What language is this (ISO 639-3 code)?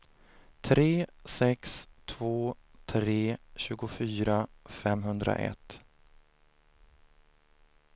swe